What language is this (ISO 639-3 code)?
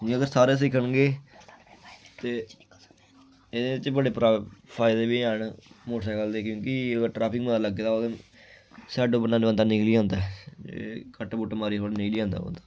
doi